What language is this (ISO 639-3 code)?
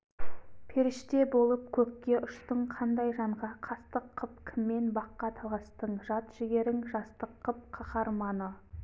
kaz